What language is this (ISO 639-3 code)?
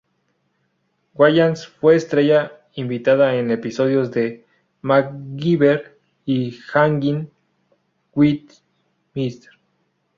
spa